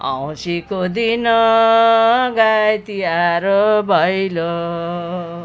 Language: Nepali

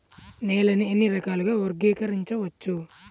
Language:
Telugu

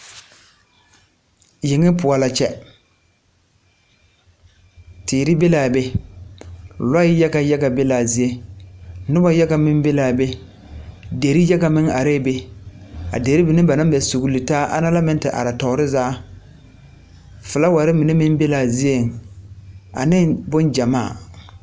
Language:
Southern Dagaare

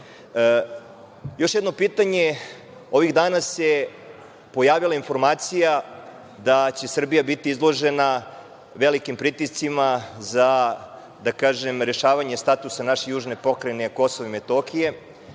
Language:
Serbian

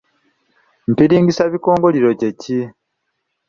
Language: Ganda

